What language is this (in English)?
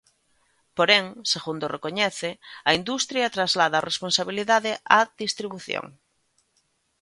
Galician